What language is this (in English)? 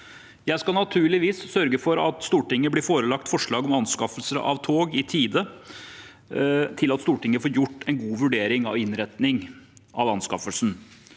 Norwegian